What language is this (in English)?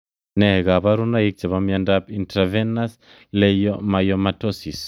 Kalenjin